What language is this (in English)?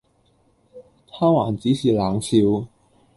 Cantonese